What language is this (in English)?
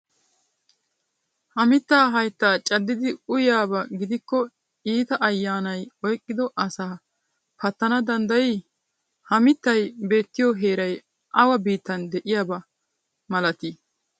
Wolaytta